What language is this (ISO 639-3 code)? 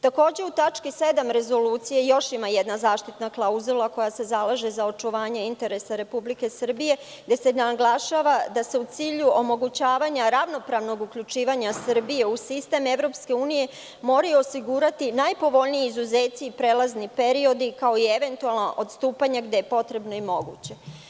srp